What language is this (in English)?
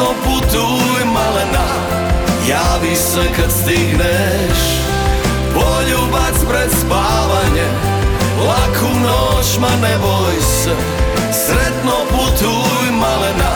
Croatian